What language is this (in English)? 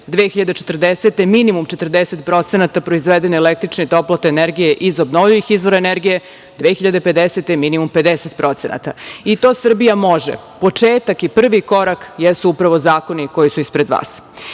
Serbian